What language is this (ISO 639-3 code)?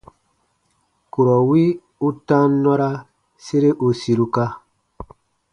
bba